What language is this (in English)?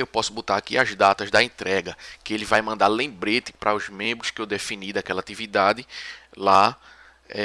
Portuguese